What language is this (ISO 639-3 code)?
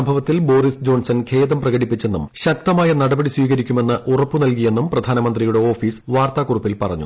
mal